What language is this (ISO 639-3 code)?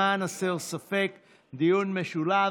heb